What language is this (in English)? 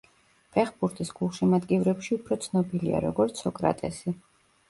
Georgian